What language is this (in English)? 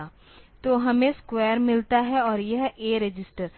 Hindi